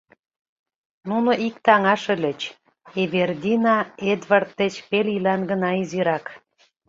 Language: Mari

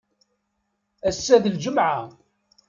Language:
Kabyle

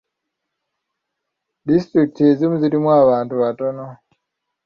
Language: Ganda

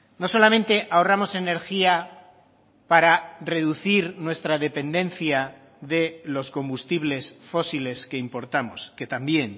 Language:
Spanish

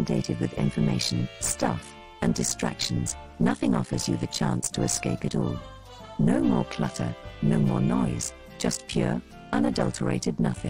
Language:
English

